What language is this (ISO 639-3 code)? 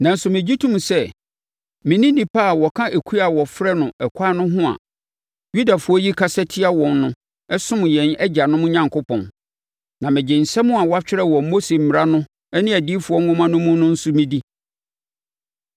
aka